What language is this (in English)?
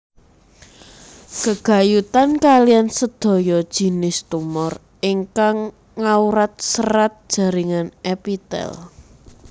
Javanese